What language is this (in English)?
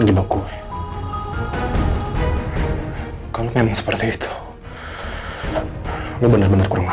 Indonesian